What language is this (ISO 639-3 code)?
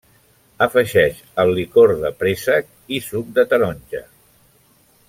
cat